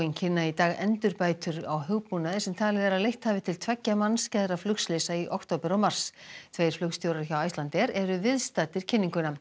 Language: Icelandic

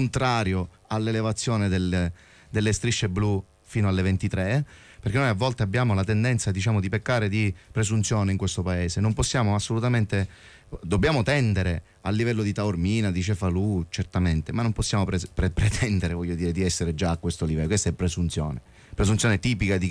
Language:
Italian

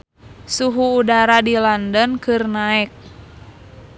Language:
Sundanese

